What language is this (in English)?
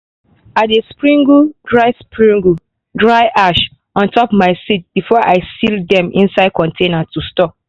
Nigerian Pidgin